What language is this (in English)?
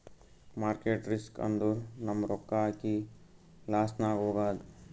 Kannada